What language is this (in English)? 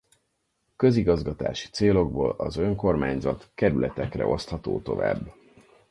Hungarian